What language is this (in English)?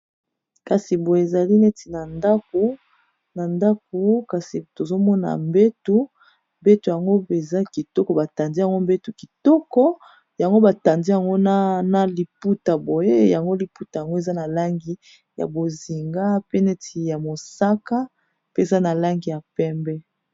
Lingala